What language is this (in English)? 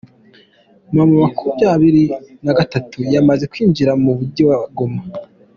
Kinyarwanda